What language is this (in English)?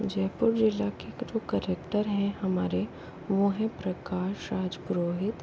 Hindi